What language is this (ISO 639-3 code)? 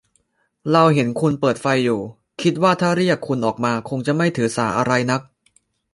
tha